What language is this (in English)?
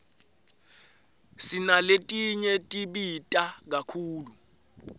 Swati